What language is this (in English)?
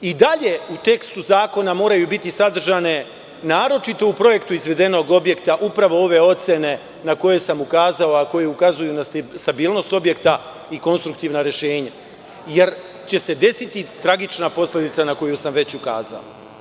Serbian